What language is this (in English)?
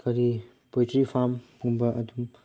Manipuri